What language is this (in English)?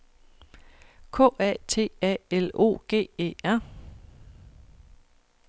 Danish